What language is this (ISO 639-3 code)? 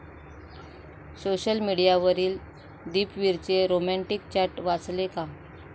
mar